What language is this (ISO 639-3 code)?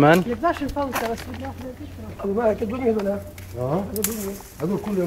ara